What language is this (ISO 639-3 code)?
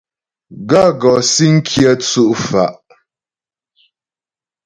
bbj